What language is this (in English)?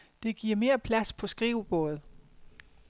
Danish